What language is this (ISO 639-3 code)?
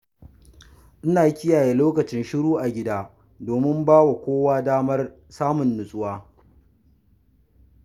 hau